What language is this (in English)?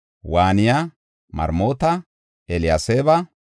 Gofa